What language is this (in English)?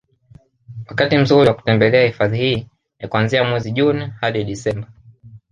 Swahili